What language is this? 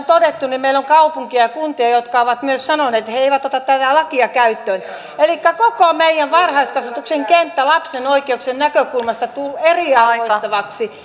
Finnish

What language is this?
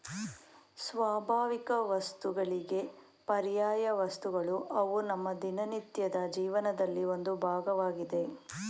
Kannada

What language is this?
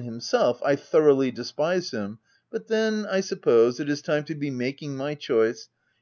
English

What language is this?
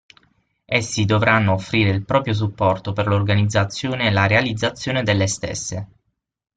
Italian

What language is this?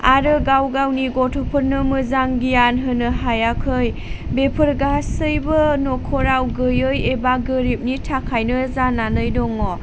Bodo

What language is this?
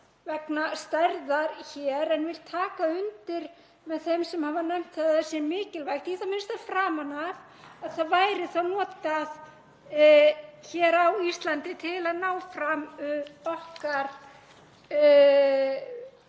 Icelandic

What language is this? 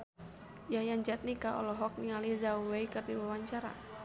Sundanese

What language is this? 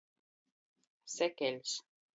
Latgalian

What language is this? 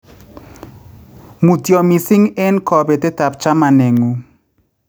Kalenjin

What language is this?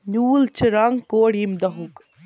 Kashmiri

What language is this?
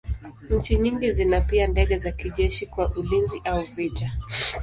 Swahili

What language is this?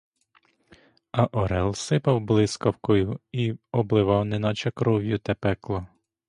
Ukrainian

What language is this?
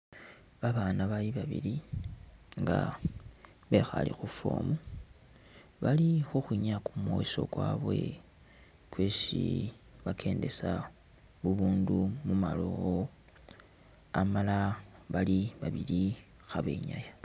Masaaba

